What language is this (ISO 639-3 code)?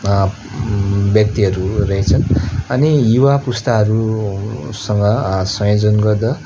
nep